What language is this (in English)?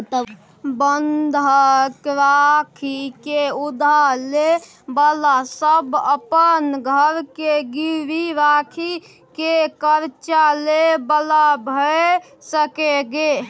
Maithili